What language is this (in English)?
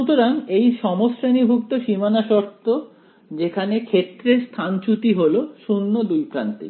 Bangla